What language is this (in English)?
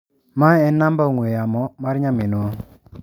Luo (Kenya and Tanzania)